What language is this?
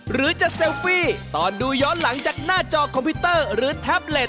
Thai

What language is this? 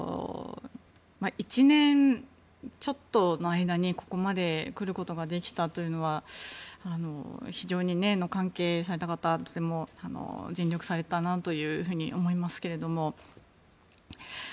Japanese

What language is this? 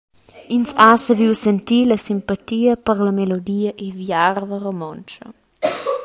Romansh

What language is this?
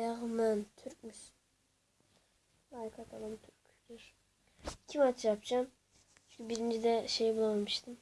Turkish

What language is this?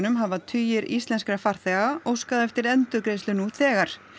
Icelandic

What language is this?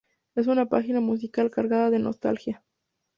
Spanish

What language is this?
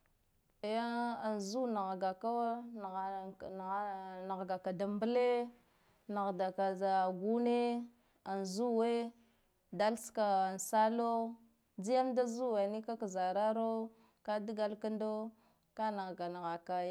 Guduf-Gava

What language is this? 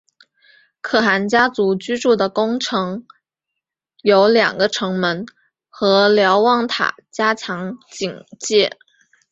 Chinese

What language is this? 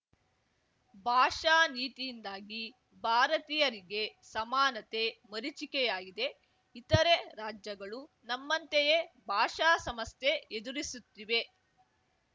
Kannada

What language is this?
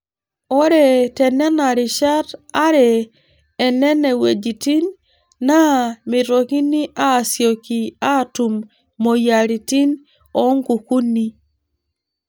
Masai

